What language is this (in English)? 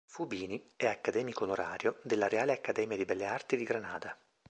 Italian